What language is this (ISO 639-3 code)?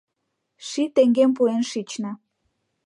chm